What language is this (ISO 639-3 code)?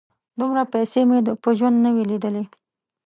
pus